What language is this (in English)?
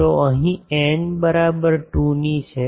Gujarati